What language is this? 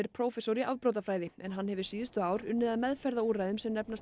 Icelandic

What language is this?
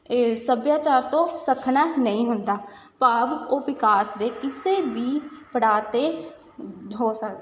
Punjabi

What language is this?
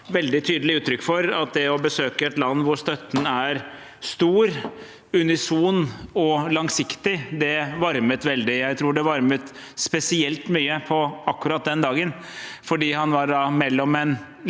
Norwegian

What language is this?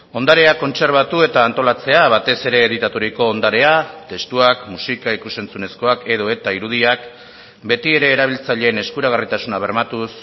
Basque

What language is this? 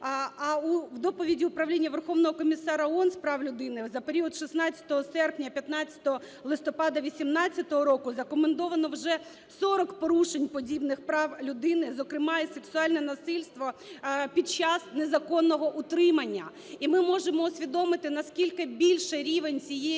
Ukrainian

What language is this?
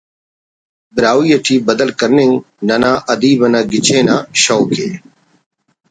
Brahui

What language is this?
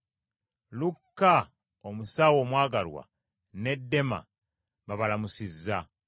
Ganda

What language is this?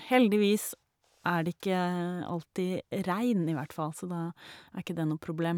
Norwegian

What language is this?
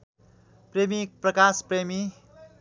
Nepali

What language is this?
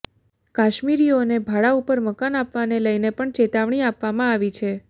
Gujarati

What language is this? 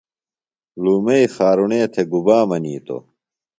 Phalura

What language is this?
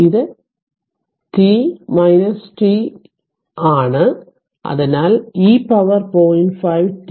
Malayalam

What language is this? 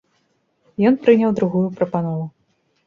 Belarusian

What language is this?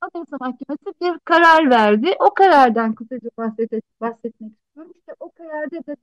Turkish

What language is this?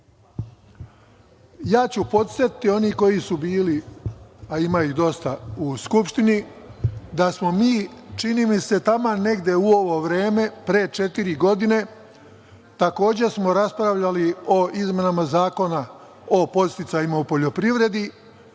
Serbian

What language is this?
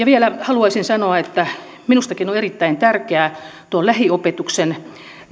Finnish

